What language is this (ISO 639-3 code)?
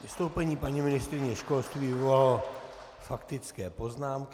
ces